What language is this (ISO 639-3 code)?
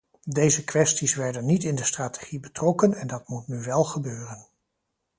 nld